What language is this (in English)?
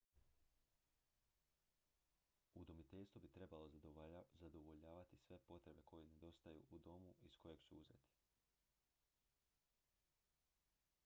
Croatian